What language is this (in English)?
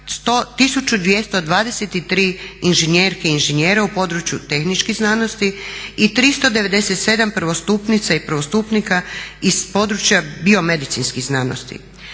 Croatian